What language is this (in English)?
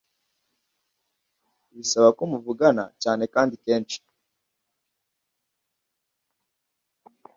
Kinyarwanda